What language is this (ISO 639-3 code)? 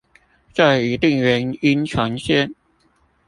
zho